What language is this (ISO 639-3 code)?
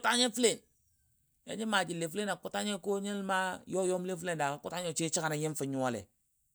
dbd